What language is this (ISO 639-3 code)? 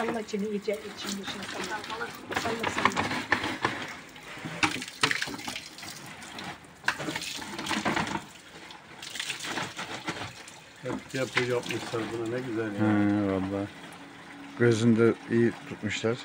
tur